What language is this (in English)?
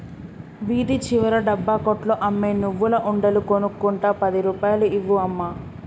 Telugu